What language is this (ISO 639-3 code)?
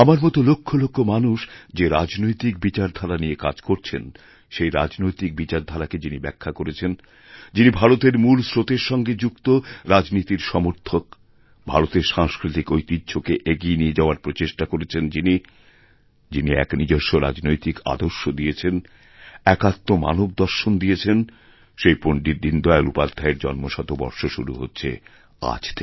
ben